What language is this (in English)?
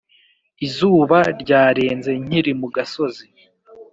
Kinyarwanda